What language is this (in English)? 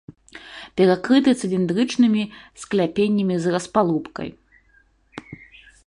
Belarusian